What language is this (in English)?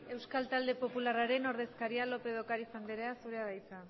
Basque